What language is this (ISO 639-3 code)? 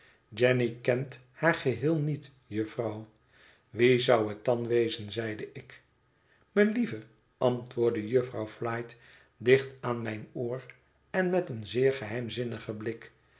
nld